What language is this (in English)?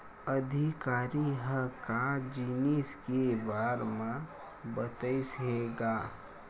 Chhattisgarhi